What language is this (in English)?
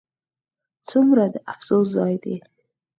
Pashto